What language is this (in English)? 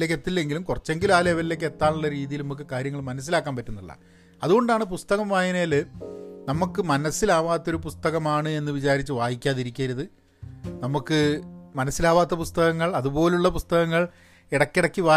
Malayalam